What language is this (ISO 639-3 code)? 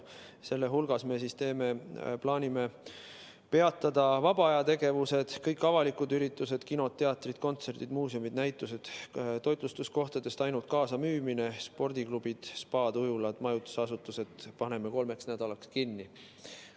est